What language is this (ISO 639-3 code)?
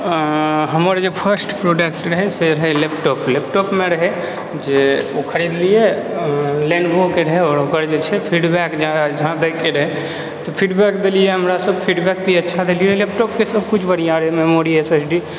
mai